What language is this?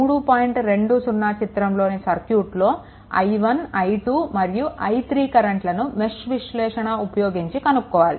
Telugu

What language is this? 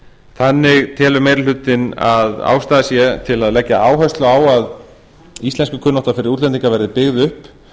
Icelandic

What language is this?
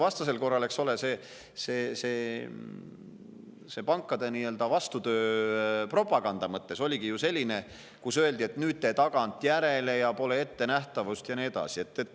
Estonian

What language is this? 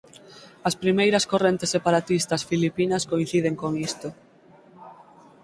Galician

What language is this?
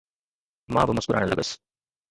Sindhi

